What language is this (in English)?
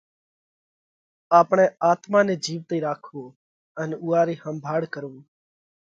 Parkari Koli